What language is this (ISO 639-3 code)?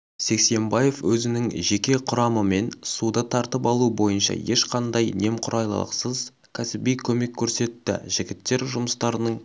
kaz